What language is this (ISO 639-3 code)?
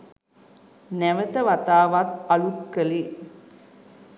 sin